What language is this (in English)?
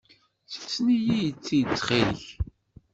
Kabyle